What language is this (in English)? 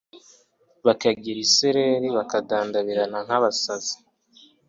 Kinyarwanda